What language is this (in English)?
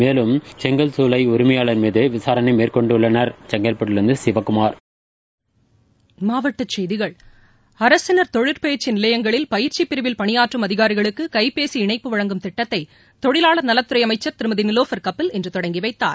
Tamil